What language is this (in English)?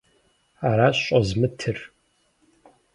Kabardian